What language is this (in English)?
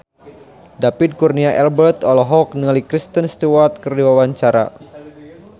Sundanese